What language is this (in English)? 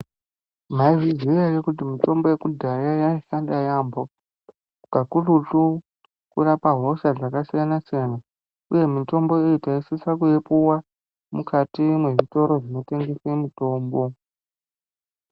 Ndau